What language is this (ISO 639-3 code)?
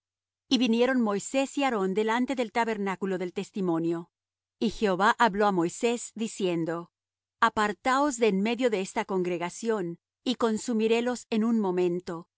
spa